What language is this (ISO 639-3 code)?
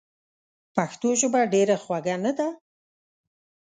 pus